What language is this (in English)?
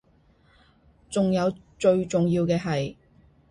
Cantonese